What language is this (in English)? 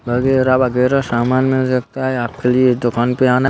Hindi